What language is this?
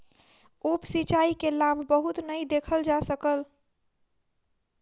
Maithili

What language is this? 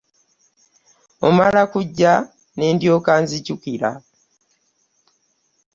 Ganda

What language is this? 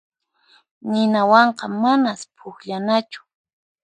Puno Quechua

